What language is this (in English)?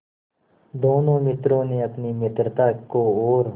Hindi